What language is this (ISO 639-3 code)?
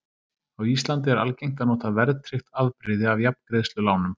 isl